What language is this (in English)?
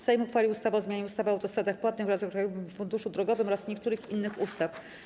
Polish